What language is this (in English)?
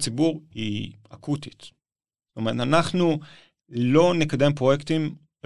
Hebrew